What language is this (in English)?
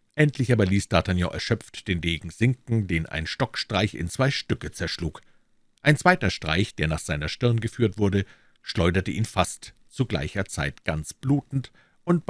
German